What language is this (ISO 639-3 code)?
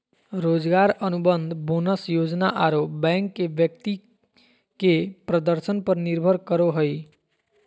mag